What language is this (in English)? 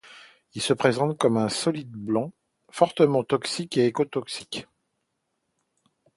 French